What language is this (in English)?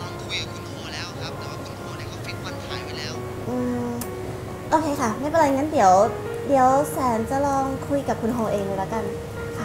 Thai